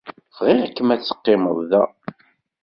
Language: Kabyle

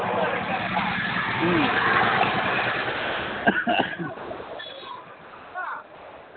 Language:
Manipuri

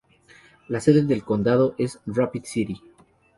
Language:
Spanish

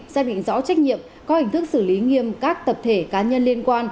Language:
Vietnamese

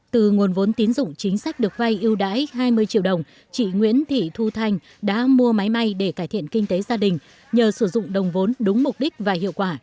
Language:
Vietnamese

